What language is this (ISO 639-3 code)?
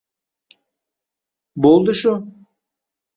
uzb